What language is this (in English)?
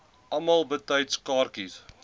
Afrikaans